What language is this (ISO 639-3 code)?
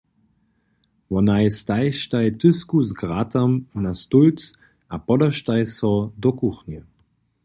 hsb